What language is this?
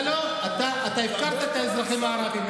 Hebrew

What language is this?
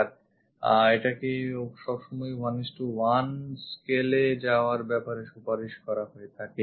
Bangla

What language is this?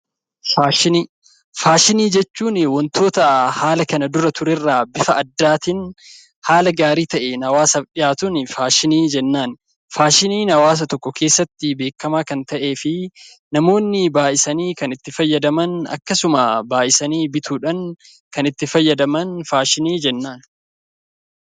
Oromo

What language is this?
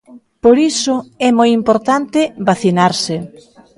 Galician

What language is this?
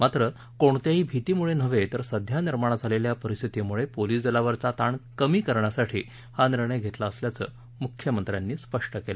Marathi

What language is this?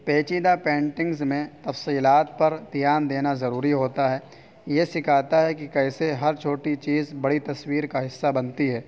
Urdu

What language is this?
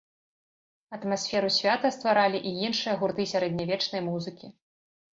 Belarusian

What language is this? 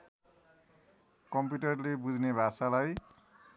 Nepali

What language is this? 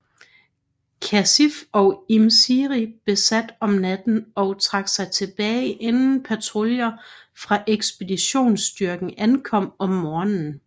Danish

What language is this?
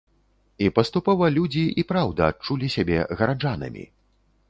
Belarusian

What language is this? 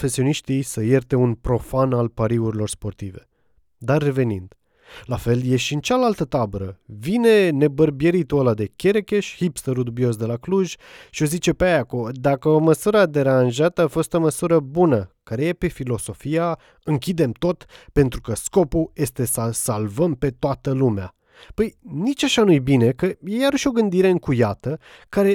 Romanian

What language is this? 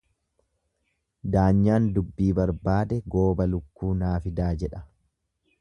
Oromo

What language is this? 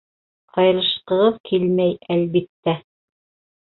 Bashkir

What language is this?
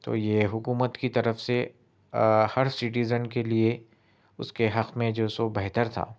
Urdu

